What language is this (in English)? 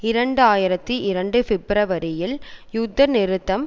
Tamil